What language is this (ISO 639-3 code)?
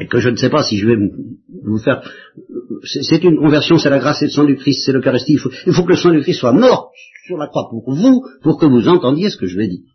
fra